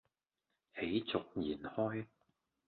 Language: Cantonese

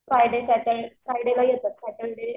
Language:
Marathi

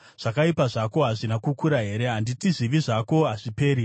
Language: Shona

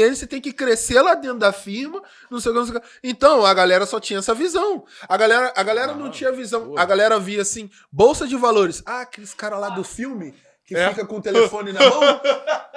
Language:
Portuguese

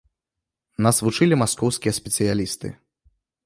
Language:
Belarusian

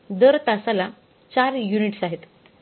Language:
Marathi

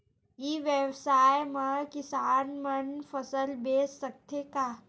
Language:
Chhattisgarhi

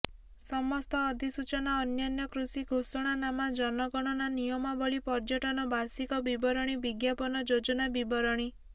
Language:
Odia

